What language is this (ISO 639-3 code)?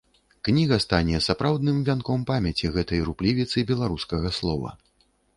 bel